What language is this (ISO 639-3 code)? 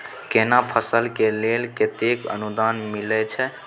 mai